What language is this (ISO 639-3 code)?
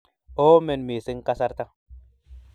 kln